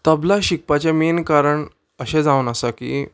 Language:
Konkani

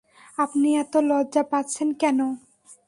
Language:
Bangla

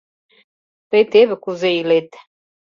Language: Mari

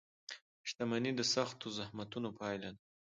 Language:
Pashto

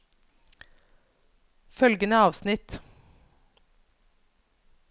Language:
Norwegian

